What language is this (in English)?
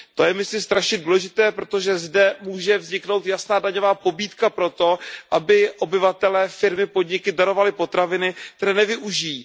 Czech